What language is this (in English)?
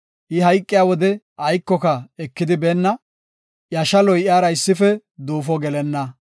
Gofa